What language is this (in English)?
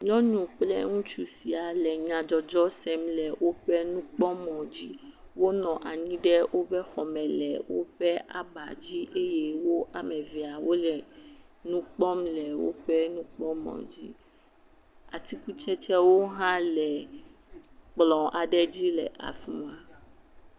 Ewe